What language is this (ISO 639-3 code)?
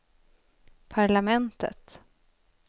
swe